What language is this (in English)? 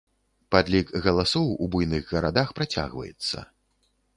Belarusian